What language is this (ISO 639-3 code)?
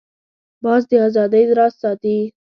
pus